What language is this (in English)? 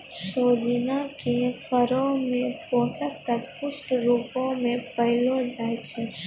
Maithili